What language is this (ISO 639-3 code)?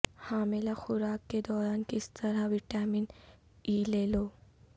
urd